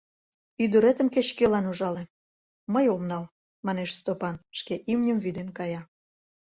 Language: Mari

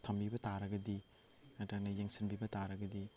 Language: Manipuri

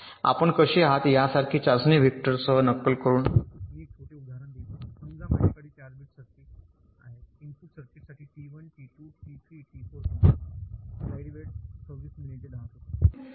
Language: Marathi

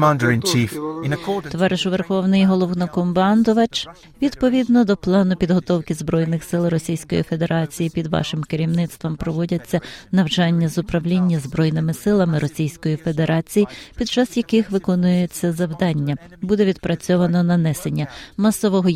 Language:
Ukrainian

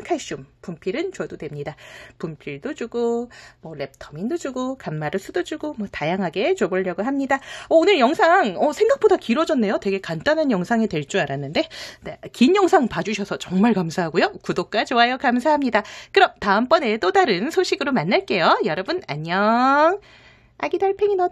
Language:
Korean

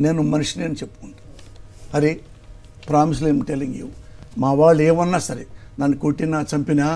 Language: Telugu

